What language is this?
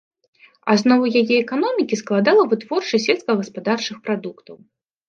Belarusian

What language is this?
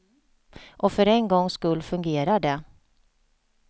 Swedish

